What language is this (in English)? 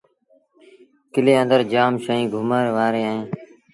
Sindhi Bhil